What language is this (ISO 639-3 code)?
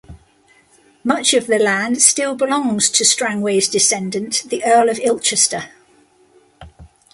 eng